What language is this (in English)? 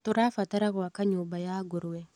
Kikuyu